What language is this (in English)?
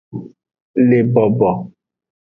Aja (Benin)